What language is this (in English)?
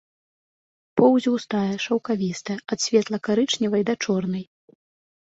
Belarusian